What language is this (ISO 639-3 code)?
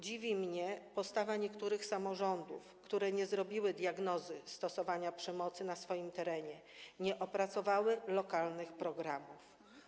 pol